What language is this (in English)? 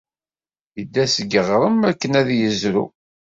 Kabyle